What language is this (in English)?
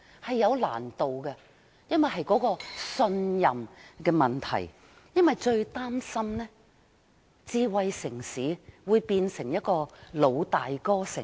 Cantonese